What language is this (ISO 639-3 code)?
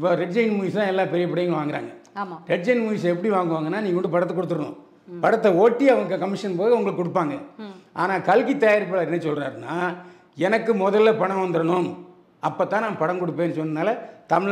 tam